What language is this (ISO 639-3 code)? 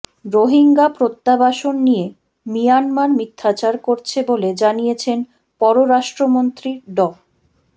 ben